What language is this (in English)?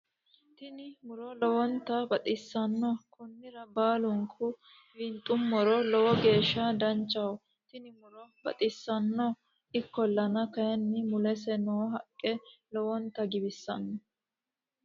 Sidamo